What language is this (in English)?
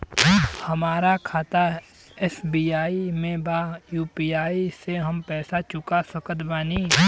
Bhojpuri